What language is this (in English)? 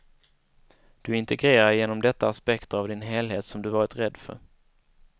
Swedish